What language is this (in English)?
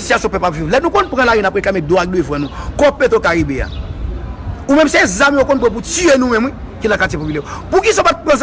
French